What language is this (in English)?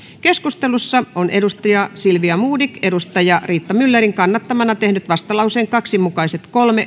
Finnish